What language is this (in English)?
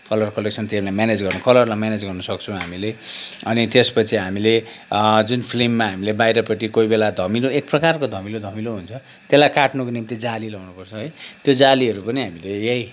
Nepali